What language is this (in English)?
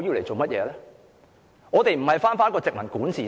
Cantonese